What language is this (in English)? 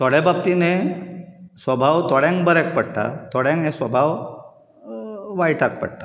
Konkani